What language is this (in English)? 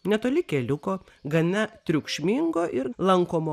Lithuanian